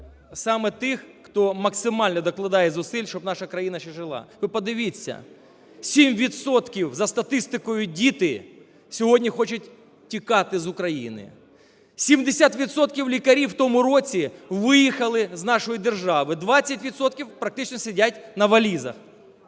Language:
Ukrainian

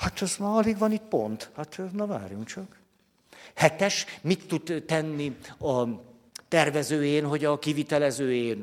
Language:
Hungarian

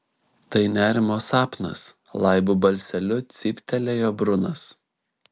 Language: Lithuanian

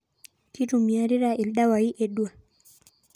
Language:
Masai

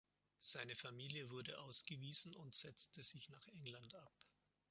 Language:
German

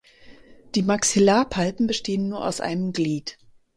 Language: German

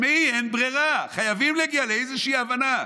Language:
Hebrew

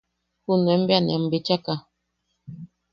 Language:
Yaqui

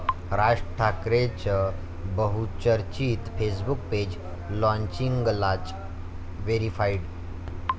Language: Marathi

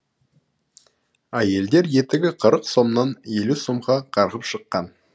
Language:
Kazakh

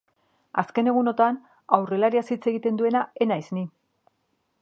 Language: Basque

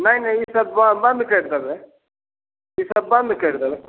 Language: Maithili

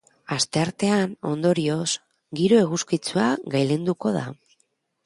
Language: Basque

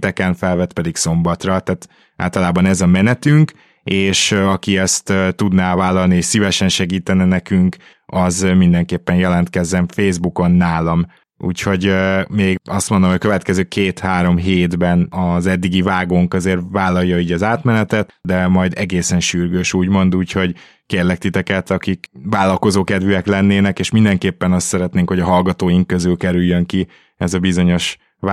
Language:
Hungarian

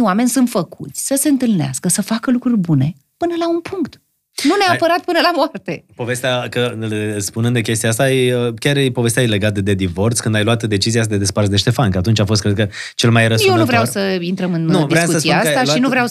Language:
Romanian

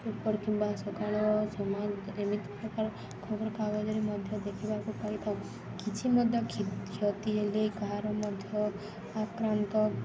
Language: Odia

